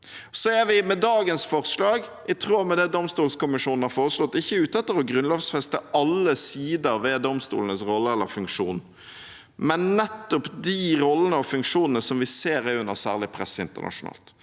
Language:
Norwegian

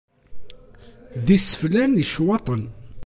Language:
Kabyle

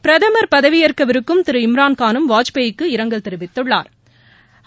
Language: Tamil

